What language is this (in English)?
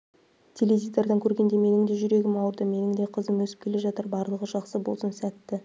Kazakh